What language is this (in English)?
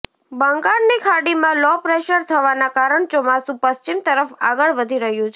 Gujarati